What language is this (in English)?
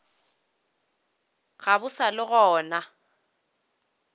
Northern Sotho